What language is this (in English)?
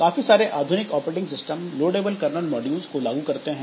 Hindi